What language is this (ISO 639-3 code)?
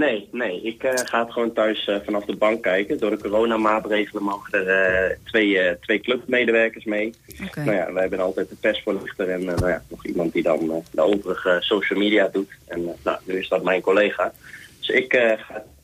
nld